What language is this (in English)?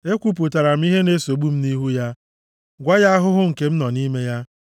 Igbo